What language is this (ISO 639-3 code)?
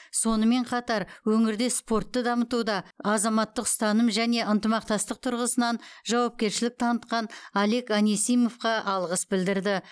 kaz